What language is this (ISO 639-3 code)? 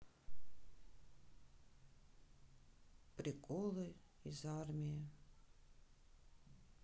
rus